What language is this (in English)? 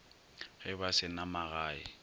Northern Sotho